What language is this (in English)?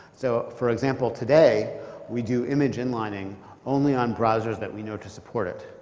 English